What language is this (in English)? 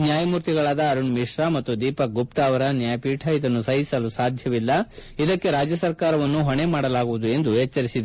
Kannada